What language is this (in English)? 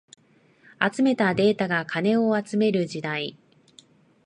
Japanese